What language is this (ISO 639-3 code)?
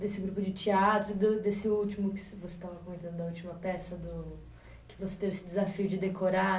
por